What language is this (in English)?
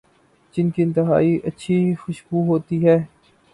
Urdu